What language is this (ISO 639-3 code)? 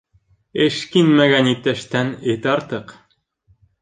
bak